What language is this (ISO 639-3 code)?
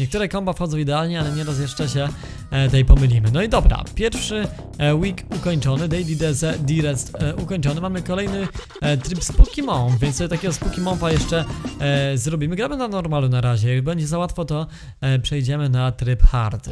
pol